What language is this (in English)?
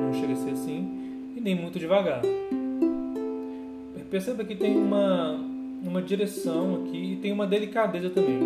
Portuguese